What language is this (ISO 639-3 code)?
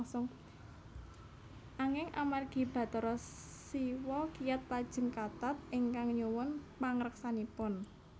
jav